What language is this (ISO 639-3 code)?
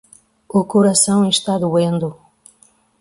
por